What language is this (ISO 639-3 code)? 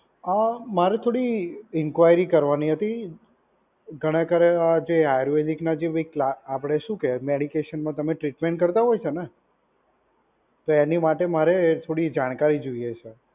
guj